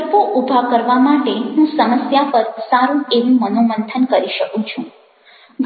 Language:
Gujarati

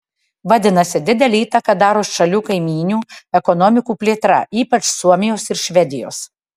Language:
Lithuanian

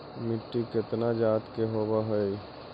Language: Magahi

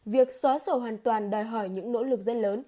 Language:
Vietnamese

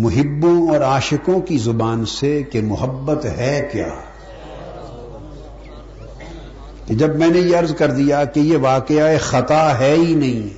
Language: Urdu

